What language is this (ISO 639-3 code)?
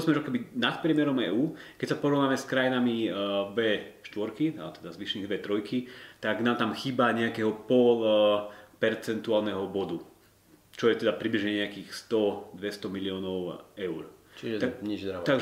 slk